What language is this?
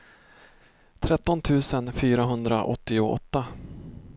Swedish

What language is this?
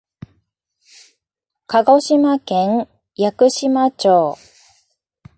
Japanese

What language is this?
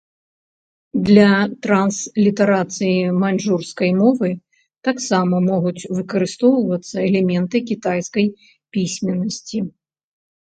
Belarusian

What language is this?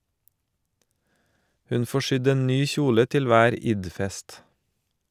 Norwegian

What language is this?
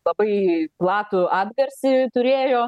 Lithuanian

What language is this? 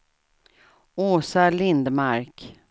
Swedish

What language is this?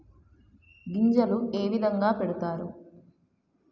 Telugu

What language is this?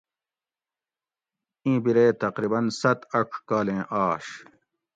Gawri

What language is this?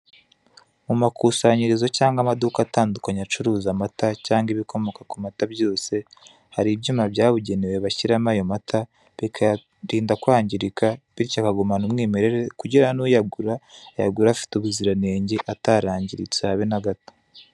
Kinyarwanda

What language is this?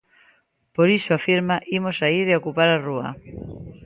Galician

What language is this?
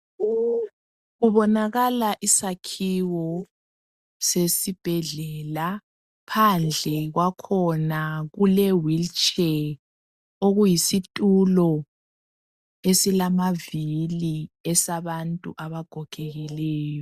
North Ndebele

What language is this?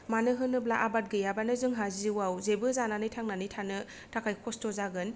Bodo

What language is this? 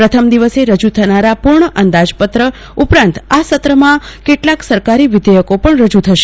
Gujarati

